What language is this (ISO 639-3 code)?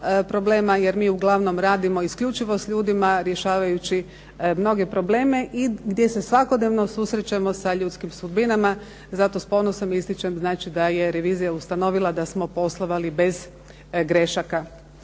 hrv